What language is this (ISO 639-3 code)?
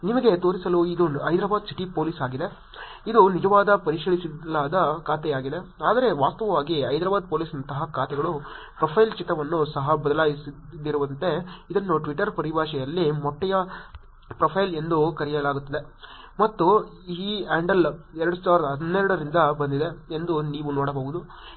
kan